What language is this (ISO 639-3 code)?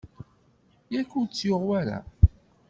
kab